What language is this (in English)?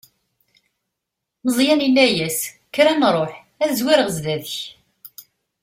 Kabyle